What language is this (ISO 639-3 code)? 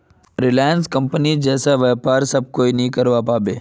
mag